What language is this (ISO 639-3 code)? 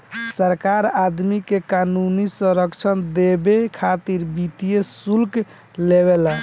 bho